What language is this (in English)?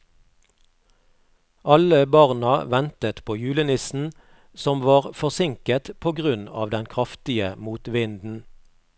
Norwegian